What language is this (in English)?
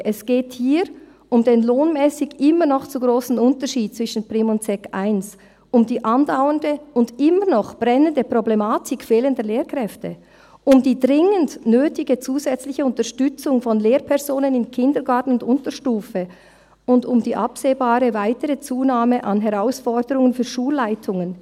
Swiss German